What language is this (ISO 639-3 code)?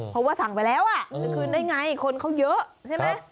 tha